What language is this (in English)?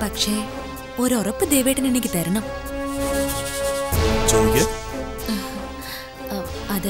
Malayalam